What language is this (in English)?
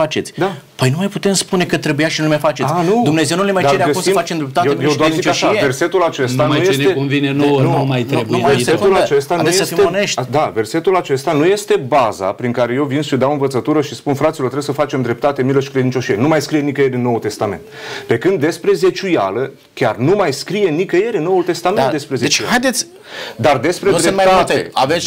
Romanian